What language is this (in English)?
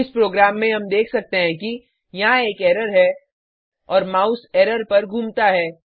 Hindi